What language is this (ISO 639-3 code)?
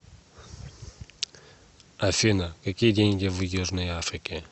rus